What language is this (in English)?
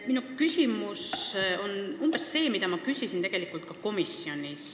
Estonian